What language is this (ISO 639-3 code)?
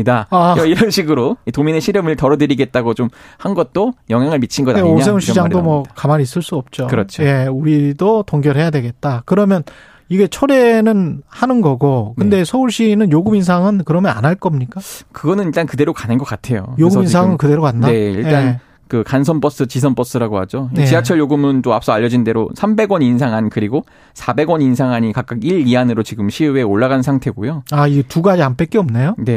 kor